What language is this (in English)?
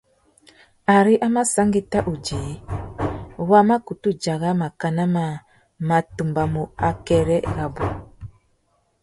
Tuki